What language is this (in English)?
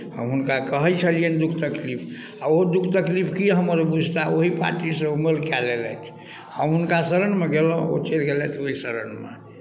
Maithili